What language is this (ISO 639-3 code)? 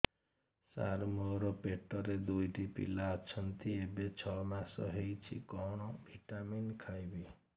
ori